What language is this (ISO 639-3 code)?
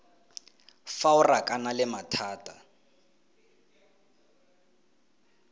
tsn